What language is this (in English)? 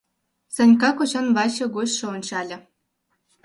Mari